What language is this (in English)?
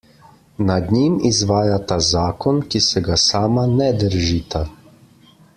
Slovenian